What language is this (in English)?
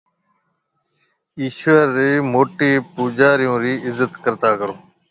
Marwari (Pakistan)